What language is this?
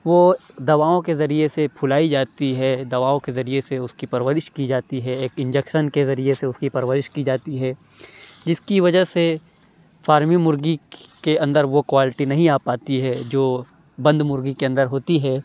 Urdu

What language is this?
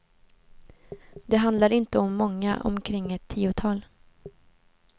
Swedish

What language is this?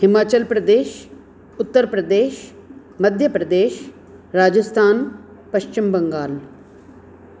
Sindhi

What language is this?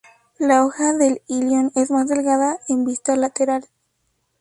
Spanish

